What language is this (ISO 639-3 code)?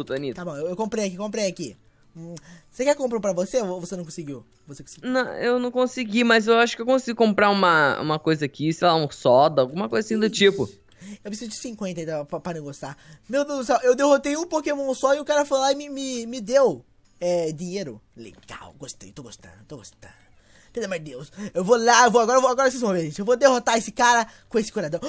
por